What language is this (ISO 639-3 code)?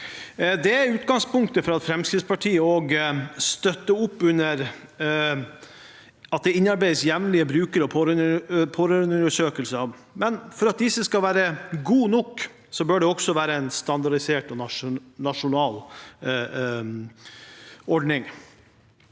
nor